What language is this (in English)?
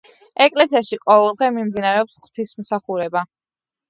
Georgian